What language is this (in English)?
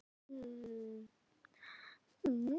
Icelandic